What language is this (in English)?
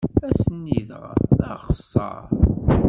Kabyle